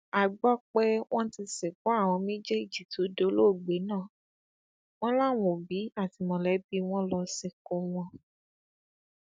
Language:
Yoruba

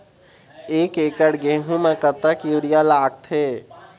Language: Chhattisgarhi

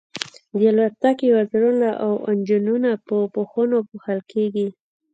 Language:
Pashto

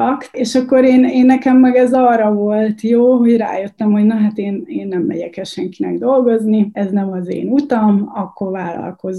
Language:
Hungarian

